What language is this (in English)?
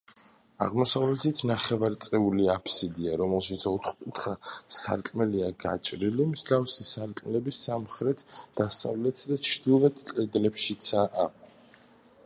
Georgian